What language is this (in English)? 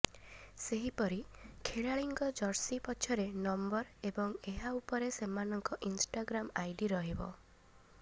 Odia